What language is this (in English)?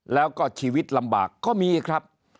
Thai